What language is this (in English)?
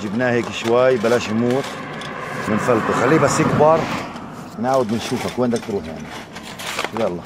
Arabic